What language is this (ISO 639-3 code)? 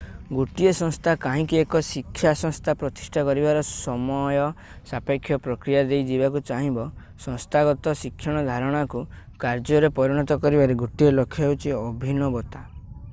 ori